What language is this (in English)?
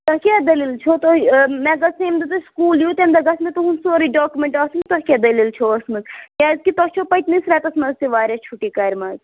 Kashmiri